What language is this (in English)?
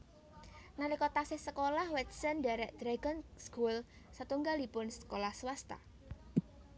Javanese